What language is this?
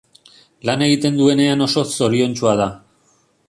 Basque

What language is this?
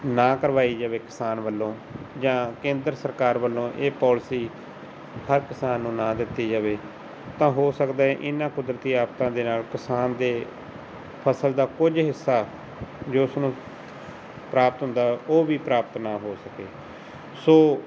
Punjabi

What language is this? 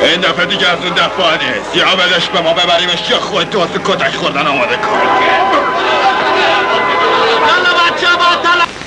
Persian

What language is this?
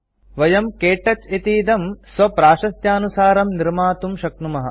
Sanskrit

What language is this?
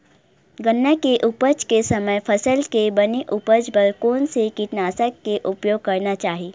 Chhattisgarhi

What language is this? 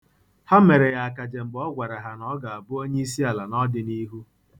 Igbo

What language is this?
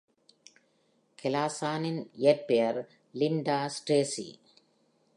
Tamil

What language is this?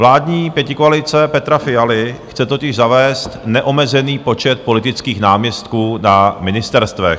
Czech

